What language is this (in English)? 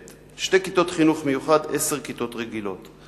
Hebrew